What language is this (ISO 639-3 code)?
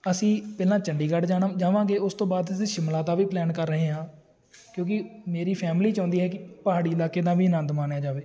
pan